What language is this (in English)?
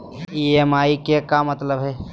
Magahi